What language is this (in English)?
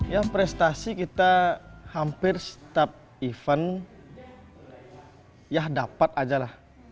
Indonesian